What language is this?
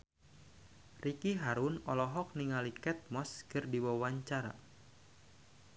Sundanese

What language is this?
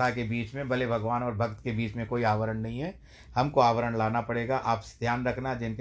Hindi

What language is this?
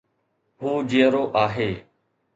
Sindhi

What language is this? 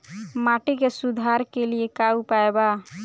Bhojpuri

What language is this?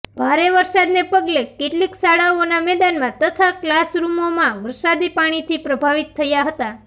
Gujarati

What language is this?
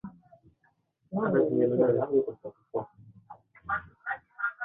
Swahili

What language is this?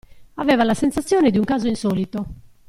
Italian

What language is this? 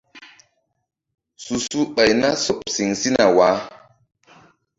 Mbum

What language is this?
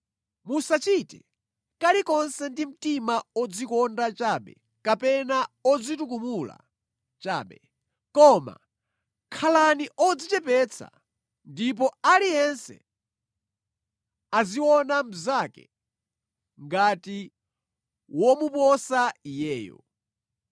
Nyanja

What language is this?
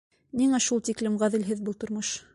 Bashkir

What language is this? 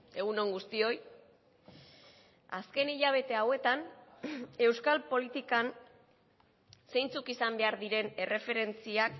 Basque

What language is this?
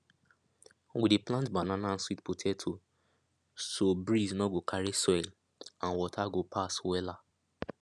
Nigerian Pidgin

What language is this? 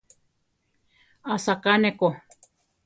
Central Tarahumara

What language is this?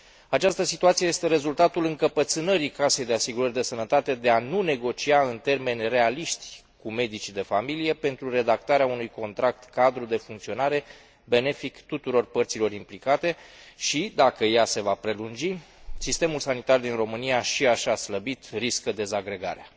Romanian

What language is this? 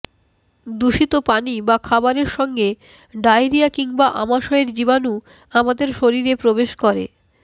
Bangla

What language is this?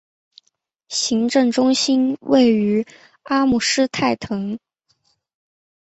Chinese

